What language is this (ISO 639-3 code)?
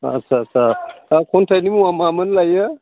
brx